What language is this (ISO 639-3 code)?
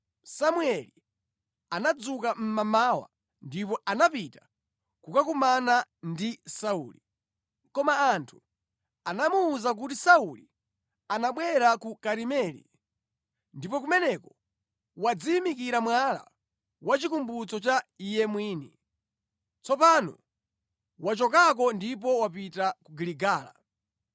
nya